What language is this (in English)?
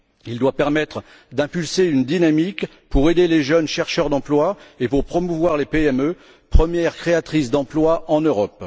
French